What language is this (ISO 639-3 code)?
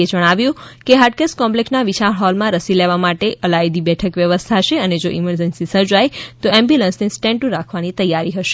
guj